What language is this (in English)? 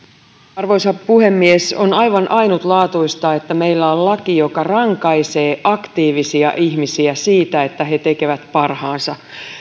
Finnish